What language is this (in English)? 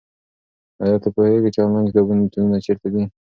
Pashto